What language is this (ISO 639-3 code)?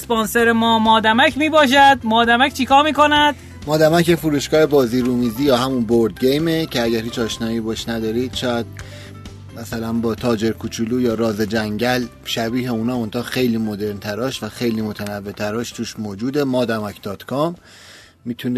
fas